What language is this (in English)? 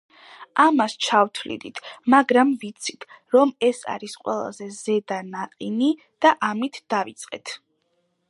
Georgian